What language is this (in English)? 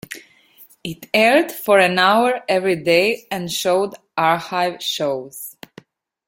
English